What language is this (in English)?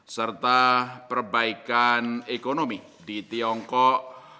Indonesian